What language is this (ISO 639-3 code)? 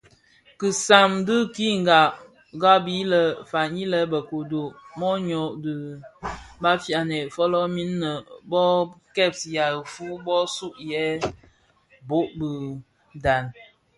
ksf